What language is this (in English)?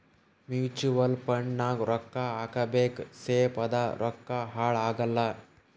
Kannada